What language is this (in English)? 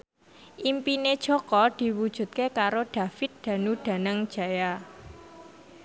Javanese